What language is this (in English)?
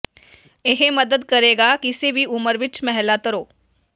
Punjabi